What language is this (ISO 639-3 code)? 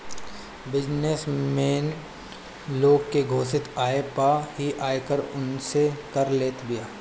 bho